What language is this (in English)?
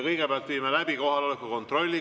Estonian